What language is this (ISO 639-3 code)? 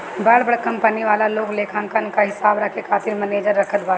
bho